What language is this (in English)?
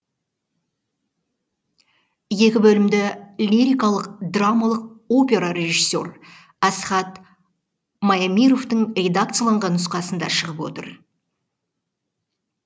Kazakh